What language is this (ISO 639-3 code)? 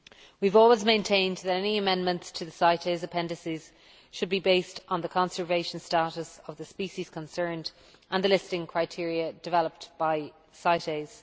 eng